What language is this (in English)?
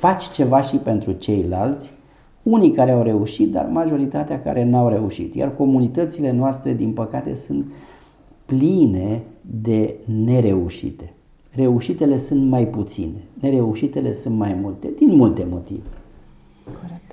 Romanian